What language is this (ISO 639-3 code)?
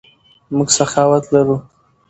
pus